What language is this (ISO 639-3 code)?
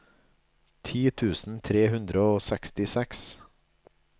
nor